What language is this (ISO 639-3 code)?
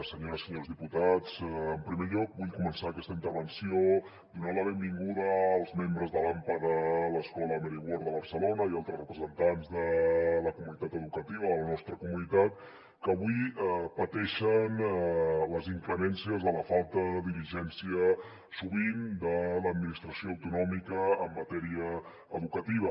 cat